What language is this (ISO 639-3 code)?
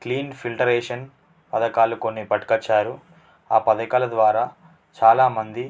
tel